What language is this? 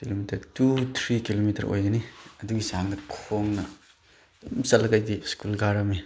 Manipuri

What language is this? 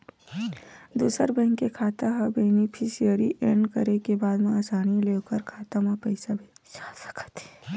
Chhattisgarhi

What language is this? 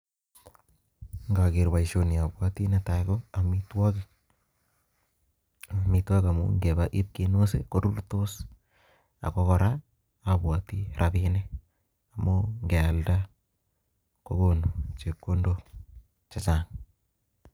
Kalenjin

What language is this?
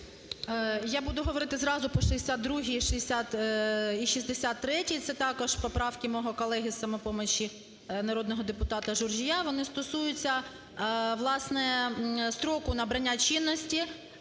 Ukrainian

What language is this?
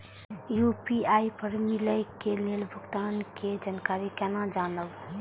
Maithili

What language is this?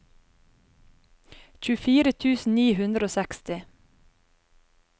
Norwegian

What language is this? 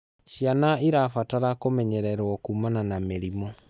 Kikuyu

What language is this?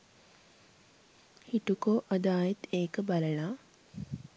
Sinhala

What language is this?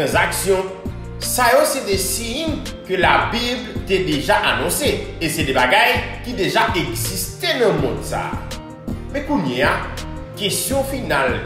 French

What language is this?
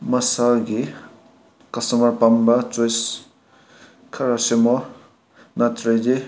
Manipuri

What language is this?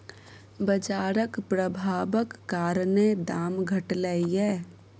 Maithili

